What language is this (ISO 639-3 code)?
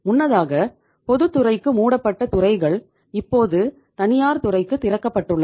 tam